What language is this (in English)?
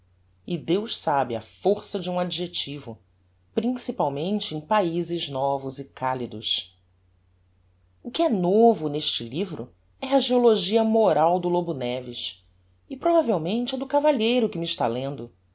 Portuguese